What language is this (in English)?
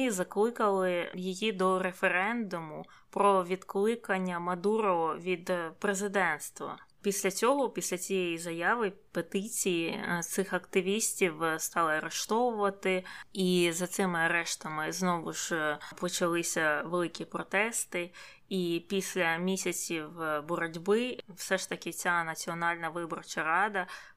Ukrainian